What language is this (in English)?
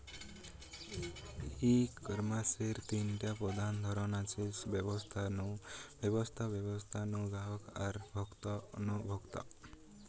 Bangla